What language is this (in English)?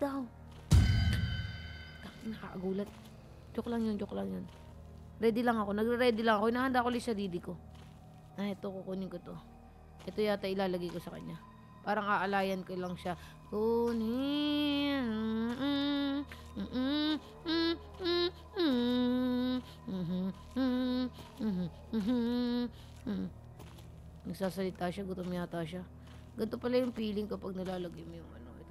Filipino